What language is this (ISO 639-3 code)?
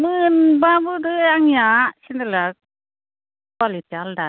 brx